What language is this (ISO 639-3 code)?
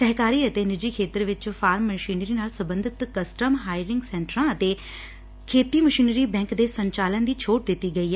pan